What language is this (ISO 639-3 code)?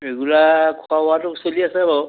asm